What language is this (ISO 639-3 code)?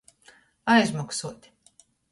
ltg